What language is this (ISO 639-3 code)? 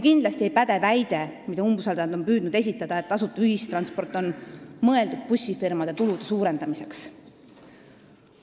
est